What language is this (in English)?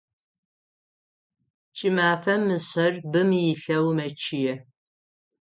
Adyghe